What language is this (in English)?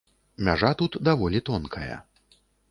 Belarusian